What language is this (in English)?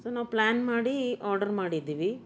Kannada